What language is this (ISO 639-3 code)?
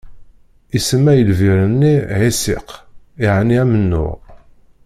kab